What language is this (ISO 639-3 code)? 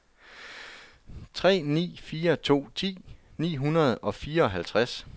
dan